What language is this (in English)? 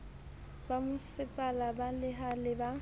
Southern Sotho